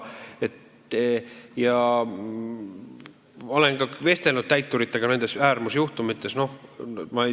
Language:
Estonian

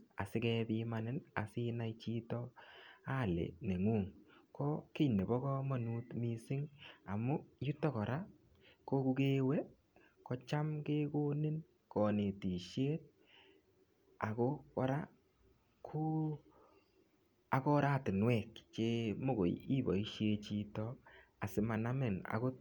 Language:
Kalenjin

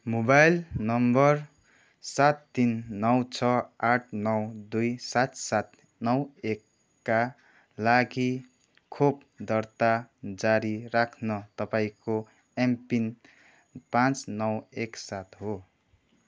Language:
Nepali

